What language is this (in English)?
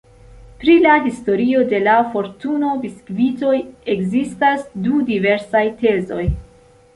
Esperanto